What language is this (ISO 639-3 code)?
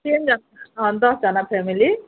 nep